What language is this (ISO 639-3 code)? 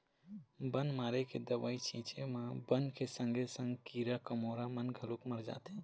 hne